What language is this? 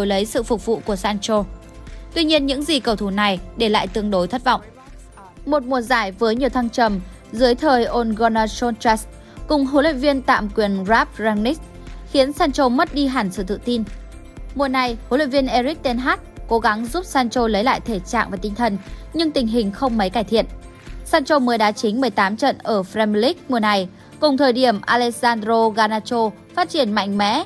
Vietnamese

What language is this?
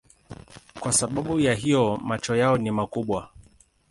Swahili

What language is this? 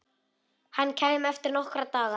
Icelandic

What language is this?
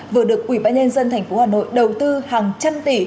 Vietnamese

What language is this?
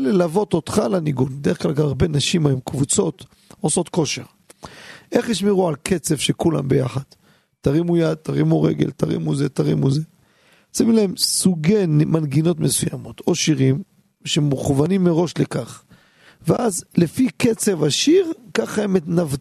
Hebrew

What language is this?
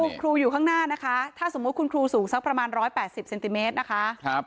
Thai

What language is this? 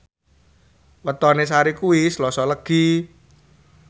Javanese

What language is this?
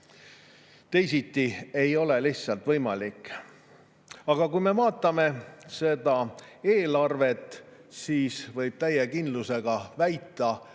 Estonian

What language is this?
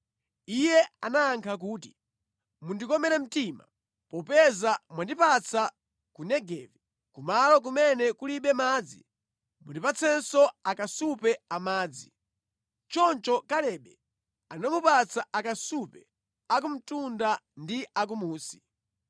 Nyanja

